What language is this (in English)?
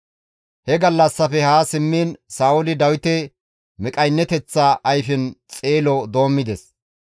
Gamo